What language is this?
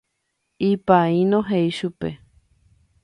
Guarani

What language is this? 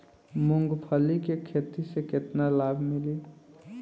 Bhojpuri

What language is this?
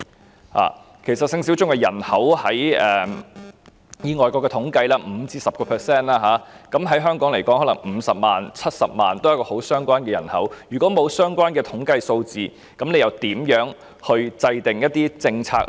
Cantonese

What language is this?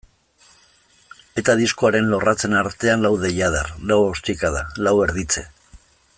Basque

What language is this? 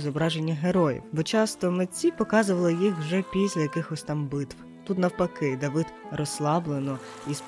Ukrainian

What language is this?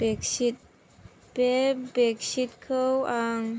Bodo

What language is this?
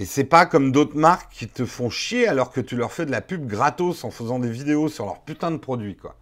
French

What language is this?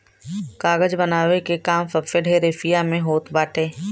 Bhojpuri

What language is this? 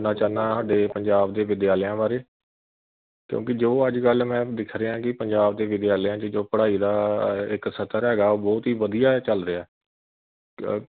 Punjabi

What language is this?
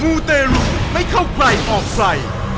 Thai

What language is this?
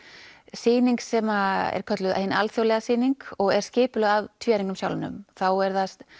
Icelandic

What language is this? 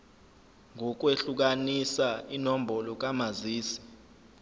Zulu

